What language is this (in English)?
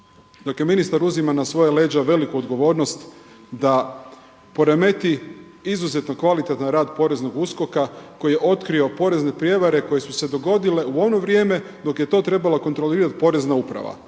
Croatian